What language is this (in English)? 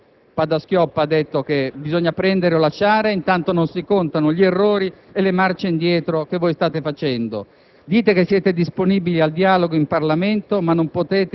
Italian